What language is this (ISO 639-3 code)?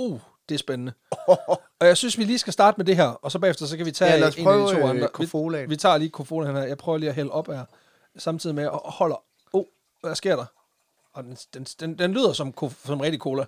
dan